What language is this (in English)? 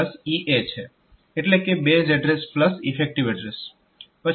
Gujarati